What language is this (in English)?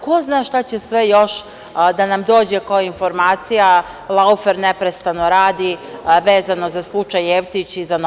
Serbian